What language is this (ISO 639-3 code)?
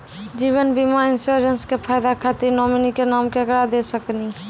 mai